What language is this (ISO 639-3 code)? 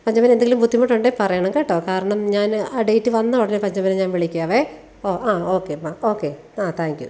mal